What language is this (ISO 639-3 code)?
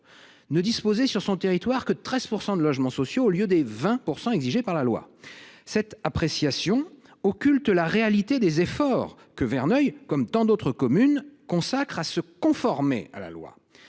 fra